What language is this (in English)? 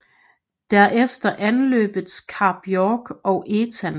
Danish